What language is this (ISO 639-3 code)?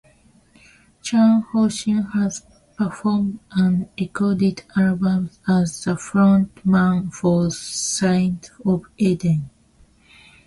eng